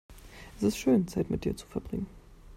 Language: German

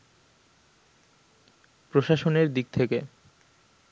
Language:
Bangla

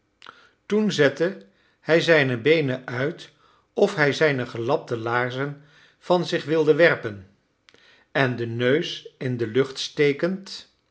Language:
Dutch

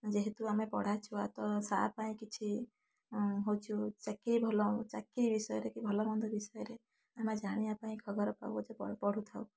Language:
Odia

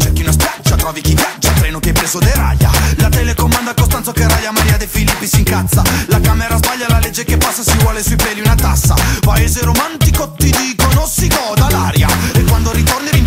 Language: Italian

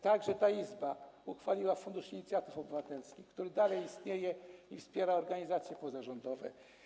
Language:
Polish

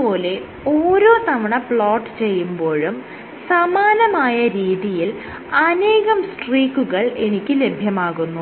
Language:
Malayalam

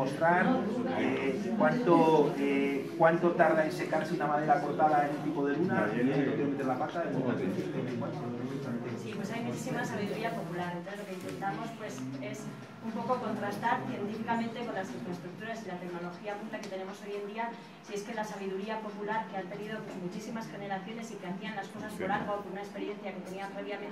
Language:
Spanish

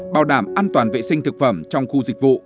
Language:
Vietnamese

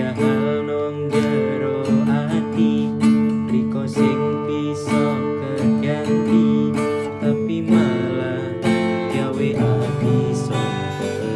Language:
Javanese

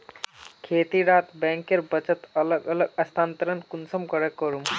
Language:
Magahi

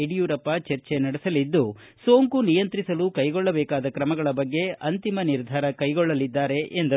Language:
Kannada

